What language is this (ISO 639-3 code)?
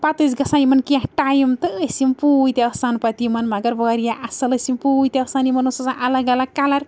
kas